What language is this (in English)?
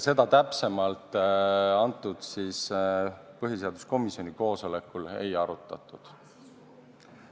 Estonian